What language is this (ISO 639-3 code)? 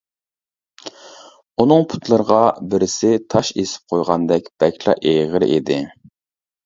uig